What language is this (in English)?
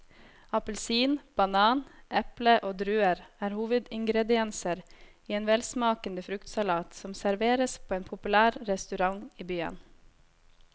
Norwegian